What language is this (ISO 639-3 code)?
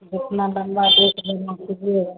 hin